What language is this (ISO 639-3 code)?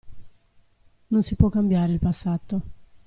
ita